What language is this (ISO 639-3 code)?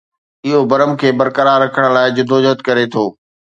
snd